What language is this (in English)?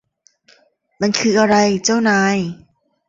Thai